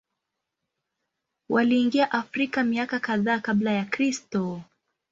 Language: Swahili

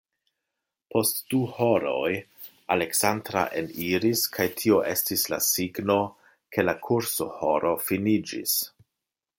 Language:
Esperanto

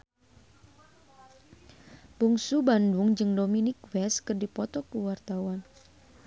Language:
Sundanese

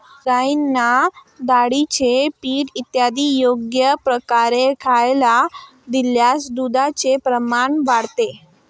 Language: Marathi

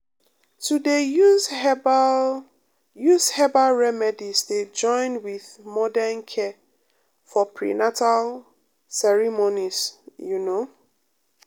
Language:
Nigerian Pidgin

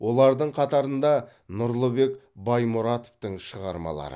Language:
Kazakh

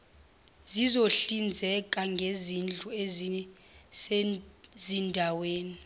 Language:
Zulu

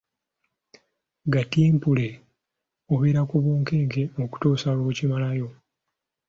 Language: Ganda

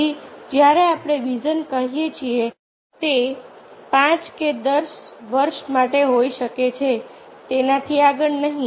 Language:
Gujarati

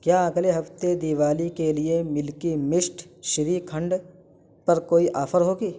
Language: Urdu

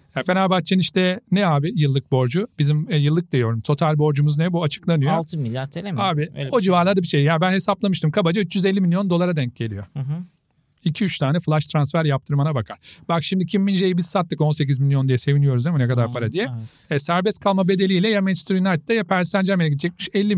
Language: Turkish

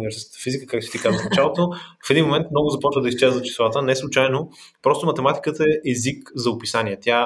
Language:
Bulgarian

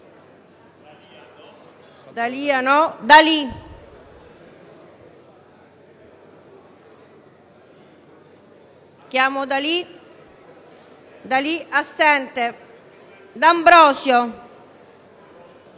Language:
Italian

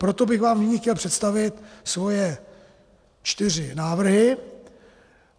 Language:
Czech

